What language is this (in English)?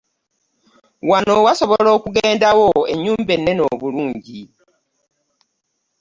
Ganda